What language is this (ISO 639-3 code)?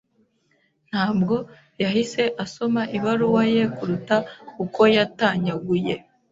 kin